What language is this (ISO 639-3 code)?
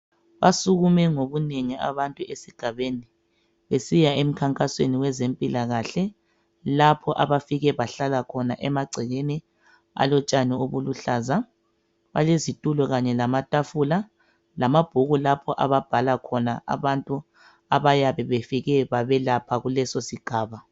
nde